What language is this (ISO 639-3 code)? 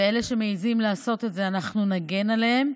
heb